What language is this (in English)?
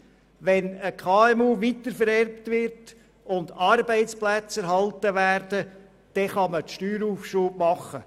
Swiss German